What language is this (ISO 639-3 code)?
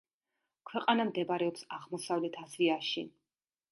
kat